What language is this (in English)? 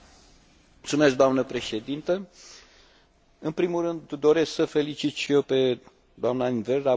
Romanian